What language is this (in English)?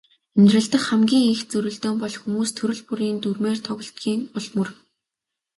Mongolian